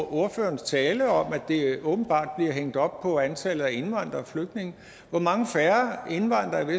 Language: Danish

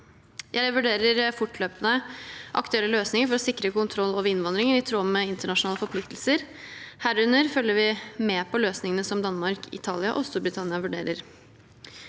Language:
Norwegian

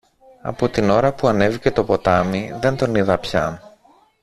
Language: Greek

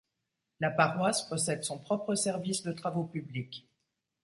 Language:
French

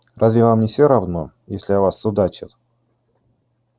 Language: Russian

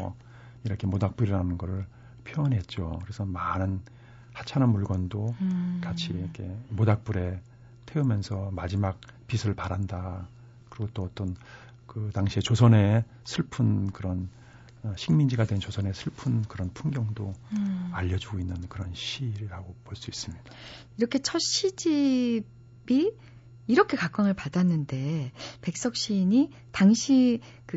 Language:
Korean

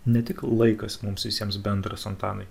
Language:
Lithuanian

